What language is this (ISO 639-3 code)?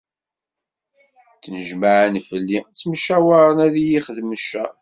kab